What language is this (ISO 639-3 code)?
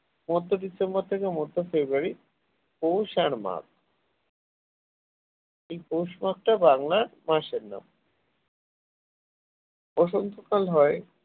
ben